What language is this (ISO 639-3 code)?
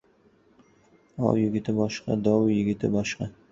uzb